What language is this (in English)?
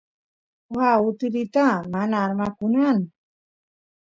Santiago del Estero Quichua